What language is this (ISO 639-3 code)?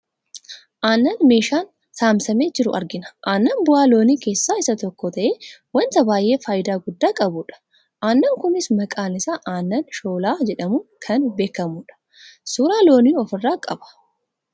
orm